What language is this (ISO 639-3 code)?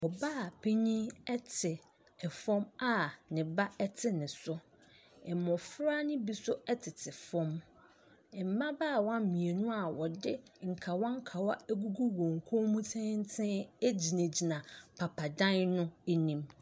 aka